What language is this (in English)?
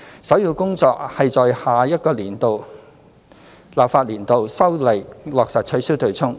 Cantonese